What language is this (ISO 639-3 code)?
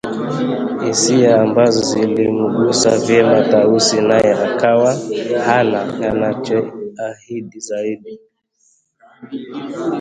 swa